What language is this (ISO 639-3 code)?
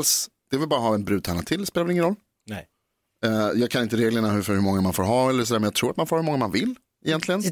swe